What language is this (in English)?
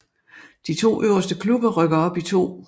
Danish